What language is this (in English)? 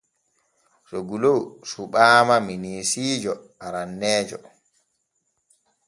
Borgu Fulfulde